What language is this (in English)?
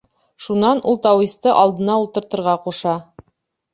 Bashkir